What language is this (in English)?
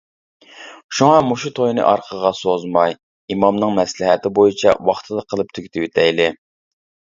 Uyghur